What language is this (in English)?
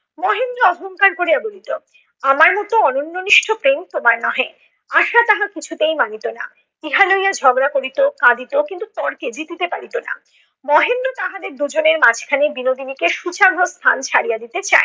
Bangla